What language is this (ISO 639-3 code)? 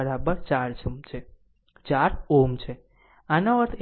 guj